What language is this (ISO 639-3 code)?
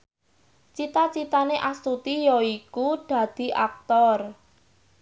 jav